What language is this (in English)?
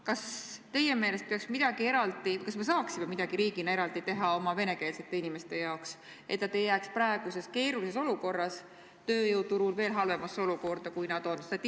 Estonian